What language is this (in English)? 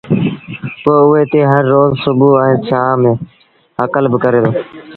Sindhi Bhil